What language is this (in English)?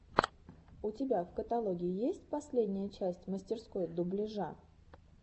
Russian